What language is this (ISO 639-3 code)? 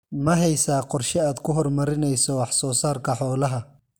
som